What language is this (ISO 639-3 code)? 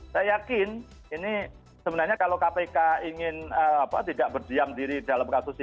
ind